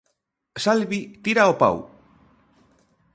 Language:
Galician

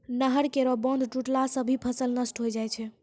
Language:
Maithili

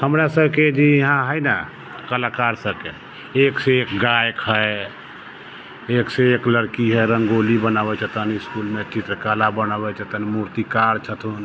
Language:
Maithili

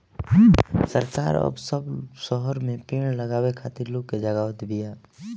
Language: Bhojpuri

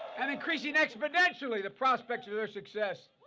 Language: English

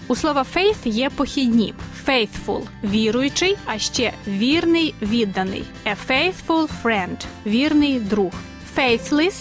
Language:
Ukrainian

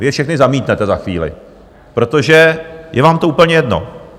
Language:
Czech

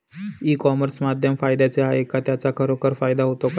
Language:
Marathi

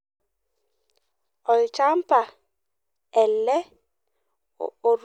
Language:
Masai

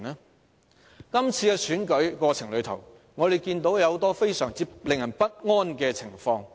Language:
Cantonese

